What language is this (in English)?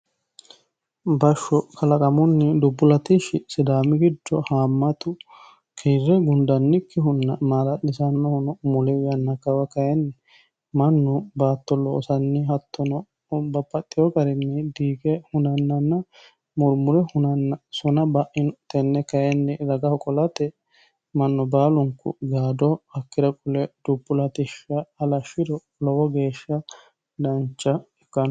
Sidamo